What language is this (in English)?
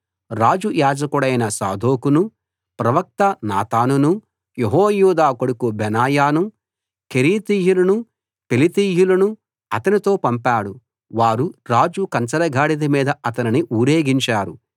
Telugu